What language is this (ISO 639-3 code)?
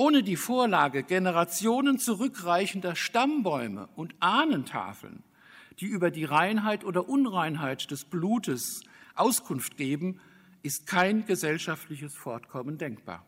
deu